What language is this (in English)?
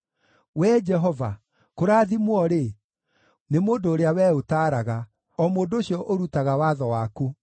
Kikuyu